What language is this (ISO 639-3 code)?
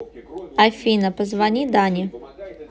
rus